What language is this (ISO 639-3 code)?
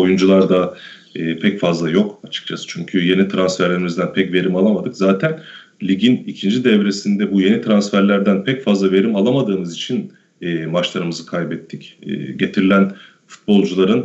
tur